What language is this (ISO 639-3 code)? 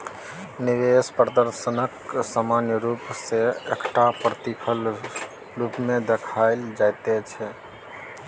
mai